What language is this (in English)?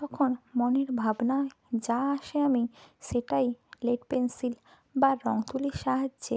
Bangla